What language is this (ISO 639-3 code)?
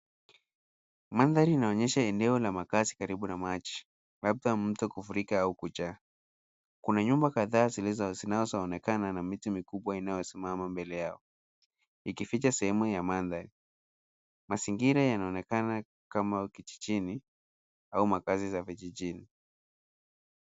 swa